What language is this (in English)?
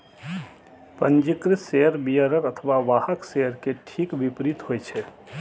Maithili